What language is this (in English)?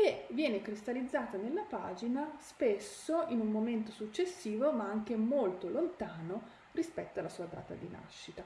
Italian